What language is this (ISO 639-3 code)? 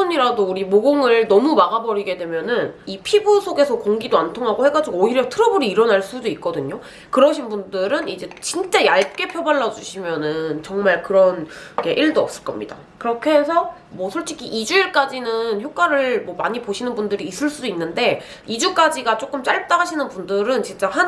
kor